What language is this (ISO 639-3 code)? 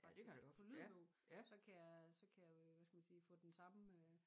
dan